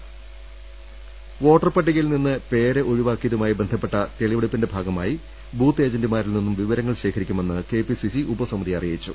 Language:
Malayalam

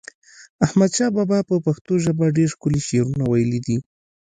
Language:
Pashto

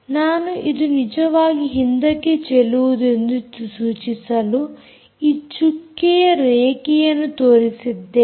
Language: Kannada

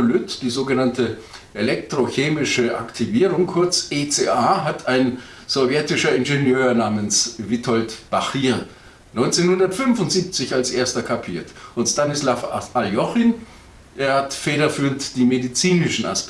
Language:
German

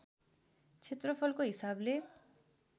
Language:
Nepali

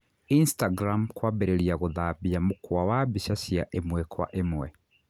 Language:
Kikuyu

